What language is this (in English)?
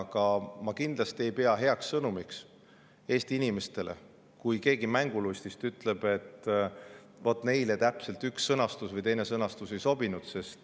Estonian